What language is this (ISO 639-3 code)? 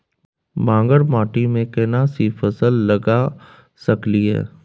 mai